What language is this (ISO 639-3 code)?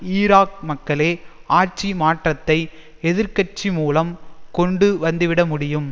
tam